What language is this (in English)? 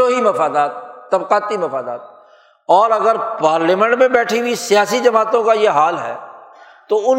Urdu